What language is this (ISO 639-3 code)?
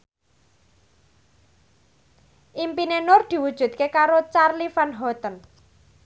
jav